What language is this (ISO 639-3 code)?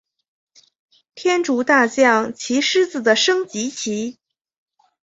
zho